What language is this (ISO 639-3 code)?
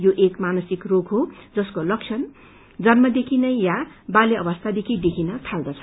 nep